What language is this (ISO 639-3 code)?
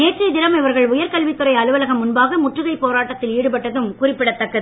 tam